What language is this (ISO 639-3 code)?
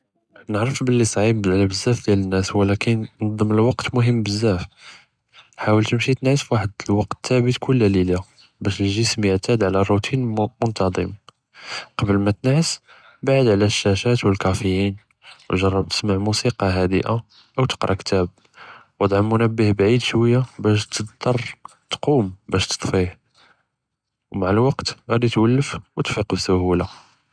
jrb